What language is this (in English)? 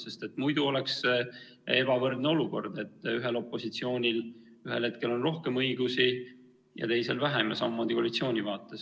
Estonian